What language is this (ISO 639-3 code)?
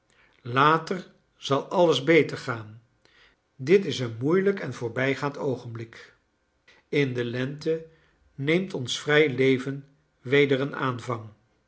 nld